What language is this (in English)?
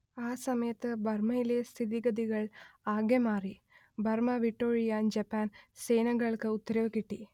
Malayalam